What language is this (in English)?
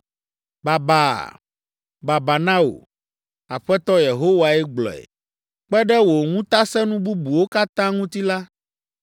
Ewe